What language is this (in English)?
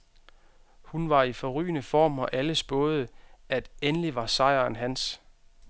Danish